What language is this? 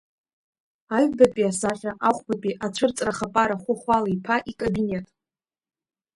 Abkhazian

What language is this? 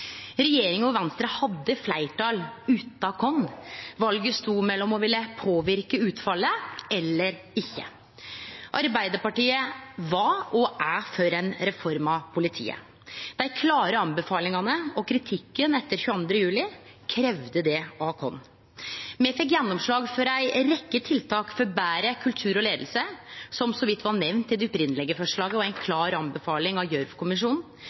Norwegian Nynorsk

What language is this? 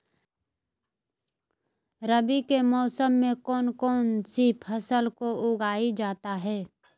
Magahi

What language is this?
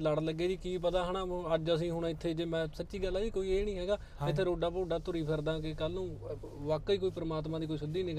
Punjabi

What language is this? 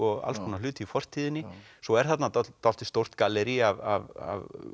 Icelandic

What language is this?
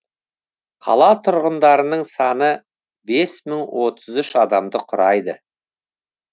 Kazakh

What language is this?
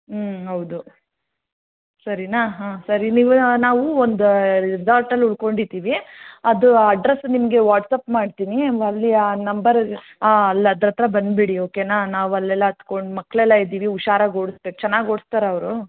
Kannada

